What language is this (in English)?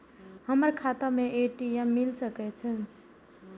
Maithili